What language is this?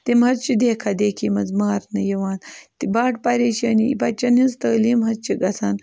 Kashmiri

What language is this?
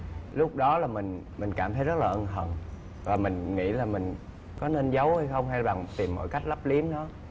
Vietnamese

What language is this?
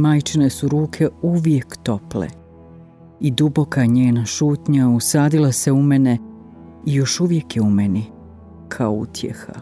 Croatian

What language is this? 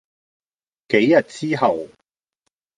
Cantonese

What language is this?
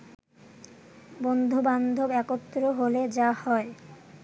Bangla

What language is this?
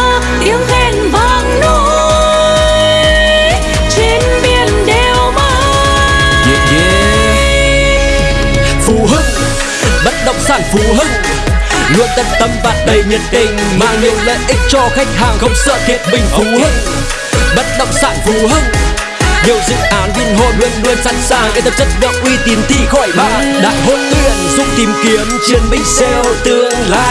Vietnamese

